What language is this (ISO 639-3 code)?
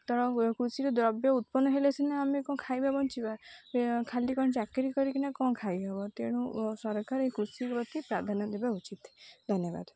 ori